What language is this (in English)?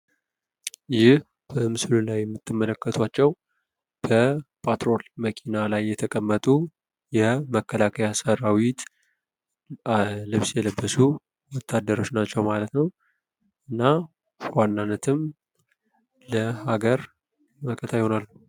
Amharic